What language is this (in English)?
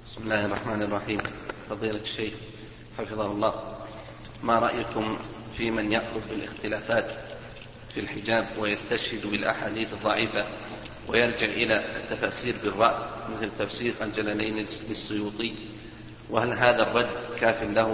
Arabic